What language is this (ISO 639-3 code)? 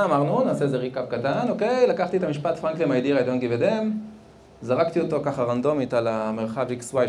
heb